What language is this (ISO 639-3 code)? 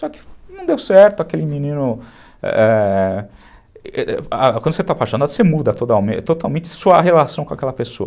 por